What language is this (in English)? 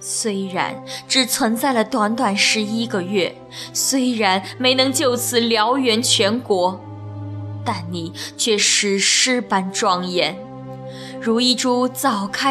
Chinese